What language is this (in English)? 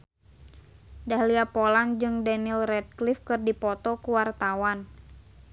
Sundanese